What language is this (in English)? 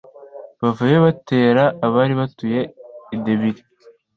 Kinyarwanda